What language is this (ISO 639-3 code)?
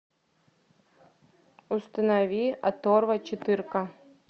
rus